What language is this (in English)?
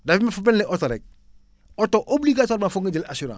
Wolof